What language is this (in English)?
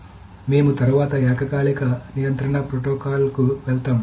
Telugu